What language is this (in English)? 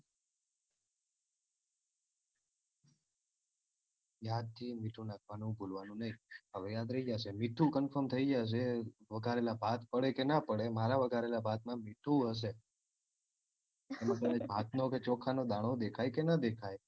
Gujarati